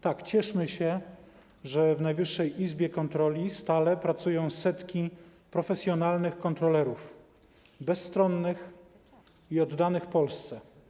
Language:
Polish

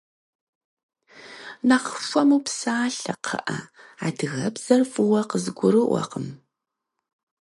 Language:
Kabardian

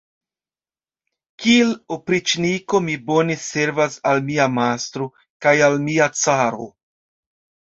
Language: Esperanto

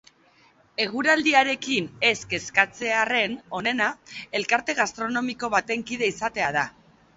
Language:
Basque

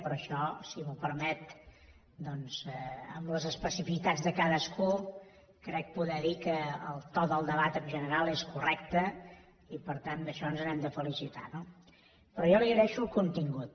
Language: Catalan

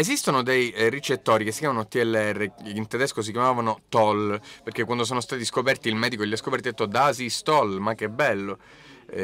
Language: Italian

